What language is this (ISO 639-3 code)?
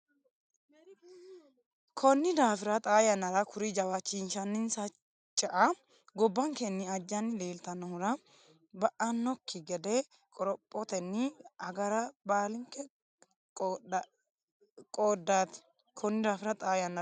sid